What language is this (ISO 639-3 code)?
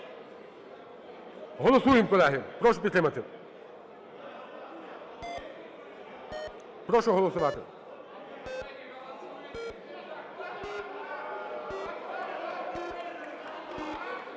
ukr